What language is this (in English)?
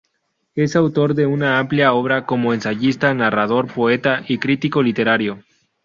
Spanish